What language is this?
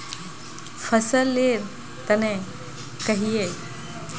Magahi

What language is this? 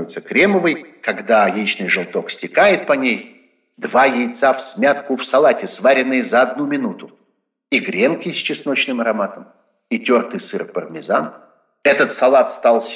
Russian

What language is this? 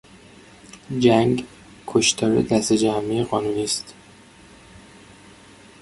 Persian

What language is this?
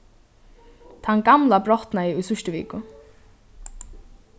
Faroese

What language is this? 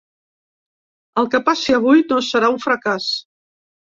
Catalan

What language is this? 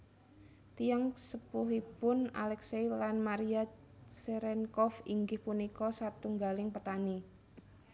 Javanese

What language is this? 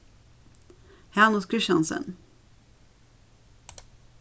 Faroese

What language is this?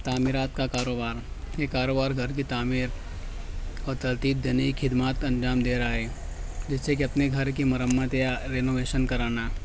Urdu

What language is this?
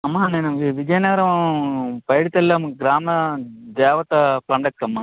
Telugu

